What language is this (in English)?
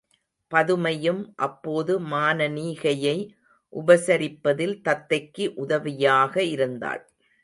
Tamil